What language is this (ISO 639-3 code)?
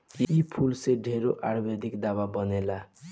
bho